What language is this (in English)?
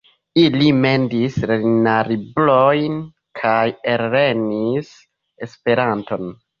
Esperanto